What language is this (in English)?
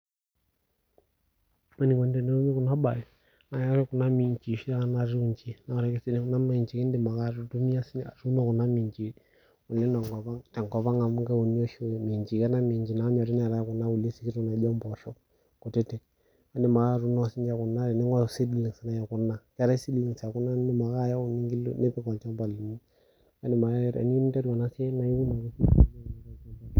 Masai